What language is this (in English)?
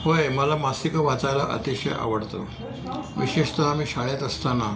Marathi